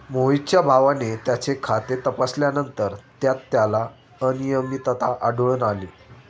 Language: Marathi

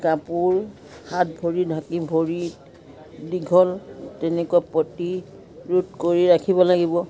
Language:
Assamese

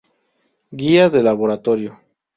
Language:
Spanish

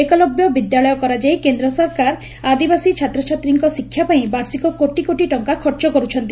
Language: Odia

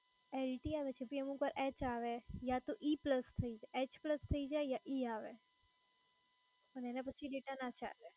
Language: Gujarati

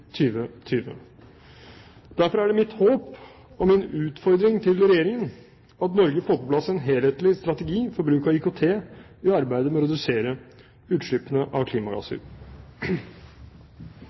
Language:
Norwegian Bokmål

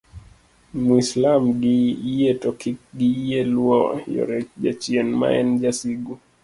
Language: Luo (Kenya and Tanzania)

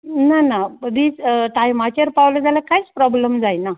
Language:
Konkani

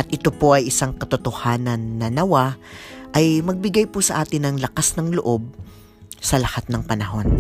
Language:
Filipino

